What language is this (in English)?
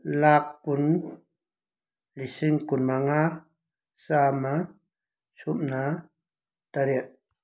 Manipuri